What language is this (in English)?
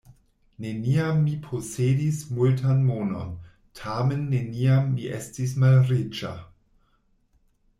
Esperanto